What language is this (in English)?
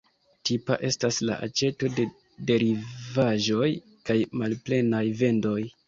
Esperanto